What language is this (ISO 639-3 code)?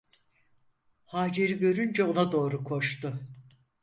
tur